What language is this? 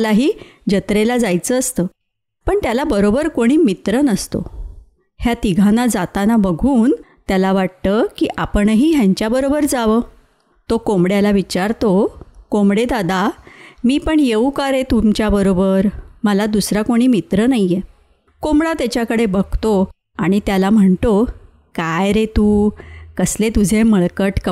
Marathi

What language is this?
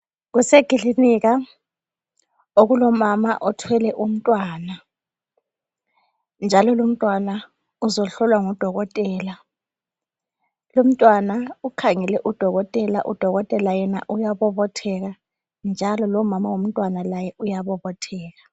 North Ndebele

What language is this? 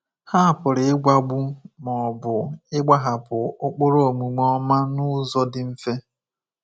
Igbo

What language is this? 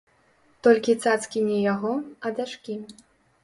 Belarusian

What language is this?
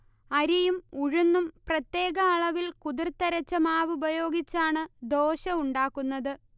Malayalam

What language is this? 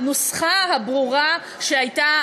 Hebrew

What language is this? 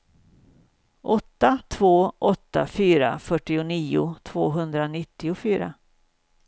Swedish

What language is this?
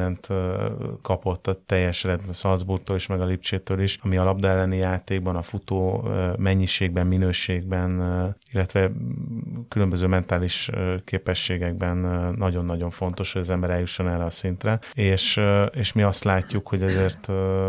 Hungarian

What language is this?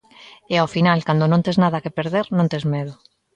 Galician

